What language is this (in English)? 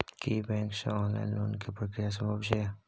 Maithili